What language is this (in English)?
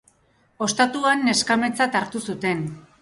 Basque